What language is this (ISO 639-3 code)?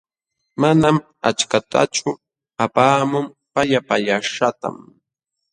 qxw